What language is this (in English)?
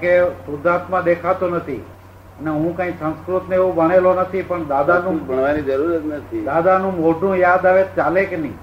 Gujarati